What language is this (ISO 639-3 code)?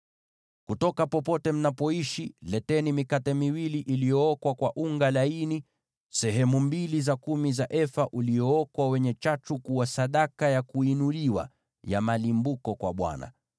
swa